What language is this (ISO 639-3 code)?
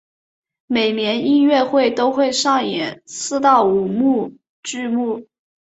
zho